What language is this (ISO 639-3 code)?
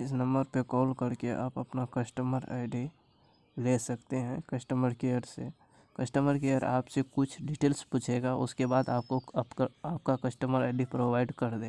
hin